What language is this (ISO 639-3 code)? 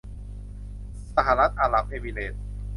tha